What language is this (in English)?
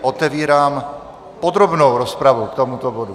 Czech